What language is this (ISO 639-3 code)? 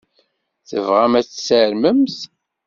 kab